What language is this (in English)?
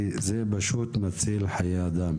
Hebrew